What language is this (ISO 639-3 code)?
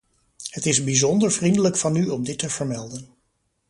nld